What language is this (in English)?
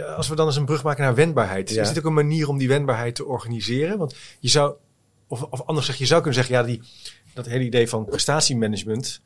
Dutch